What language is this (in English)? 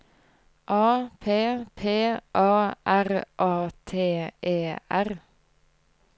Norwegian